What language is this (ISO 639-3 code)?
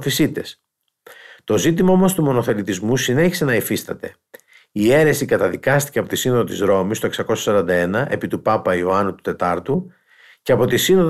ell